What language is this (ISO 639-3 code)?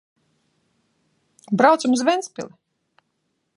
lav